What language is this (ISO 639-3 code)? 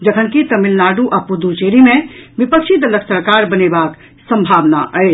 mai